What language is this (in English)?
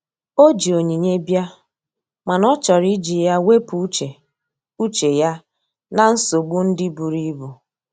Igbo